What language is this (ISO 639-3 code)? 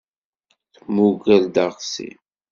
kab